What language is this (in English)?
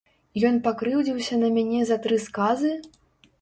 Belarusian